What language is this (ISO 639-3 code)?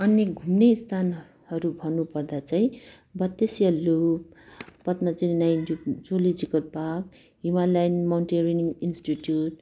nep